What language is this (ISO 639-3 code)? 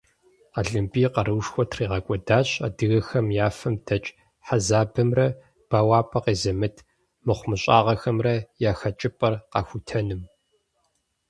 kbd